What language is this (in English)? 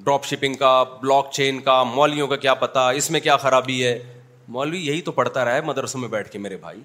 Urdu